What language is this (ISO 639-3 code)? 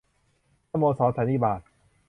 tha